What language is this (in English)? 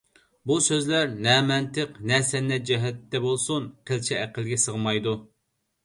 Uyghur